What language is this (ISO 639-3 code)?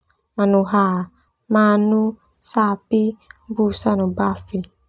twu